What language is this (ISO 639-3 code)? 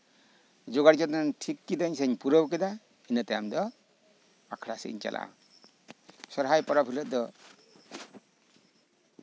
sat